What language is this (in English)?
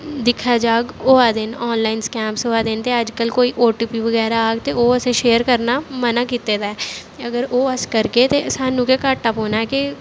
Dogri